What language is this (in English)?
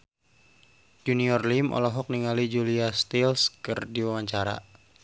Sundanese